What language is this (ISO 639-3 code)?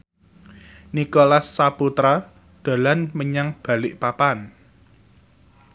jav